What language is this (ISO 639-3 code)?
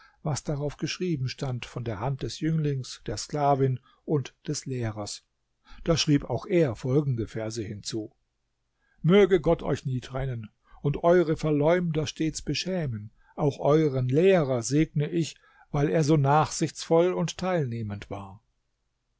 deu